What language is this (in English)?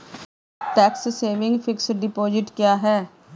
Hindi